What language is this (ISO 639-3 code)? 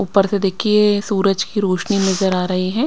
hin